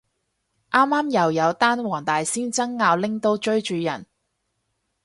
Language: Cantonese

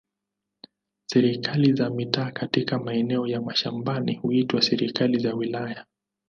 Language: Swahili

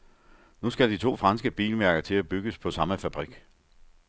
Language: Danish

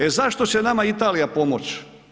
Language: Croatian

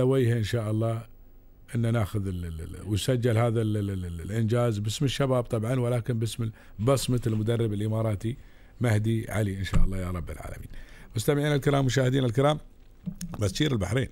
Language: Arabic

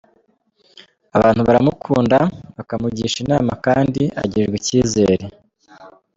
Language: Kinyarwanda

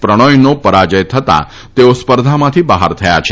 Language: Gujarati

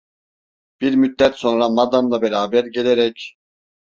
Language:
Turkish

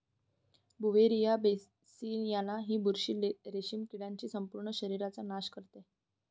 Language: Marathi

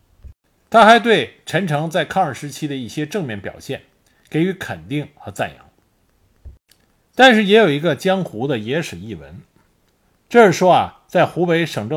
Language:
Chinese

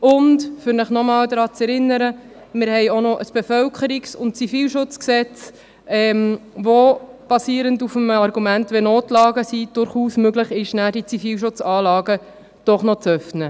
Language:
Swiss German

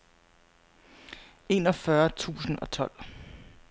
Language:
Danish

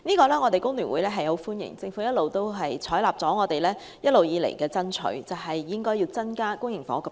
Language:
Cantonese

